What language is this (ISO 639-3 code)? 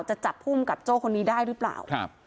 tha